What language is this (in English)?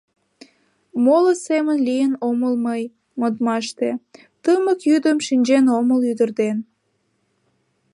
Mari